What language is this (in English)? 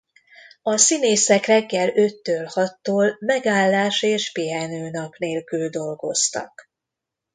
Hungarian